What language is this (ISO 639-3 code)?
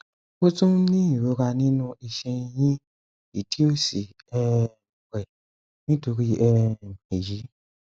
yor